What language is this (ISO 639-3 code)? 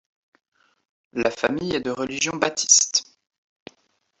fra